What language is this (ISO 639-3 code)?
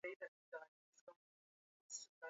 swa